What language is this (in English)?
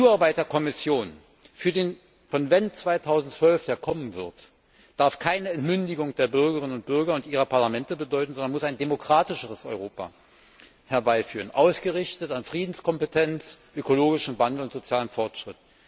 German